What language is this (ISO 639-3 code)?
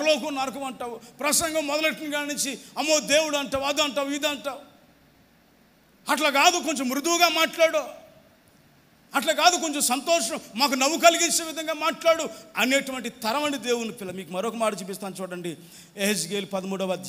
hin